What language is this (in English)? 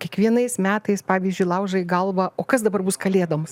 Lithuanian